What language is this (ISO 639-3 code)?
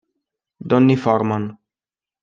ita